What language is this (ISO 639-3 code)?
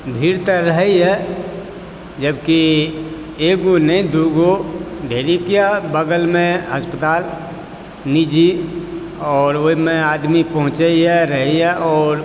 mai